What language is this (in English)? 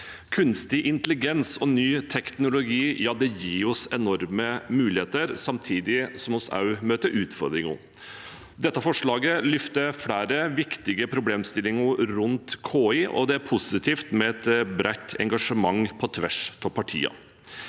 Norwegian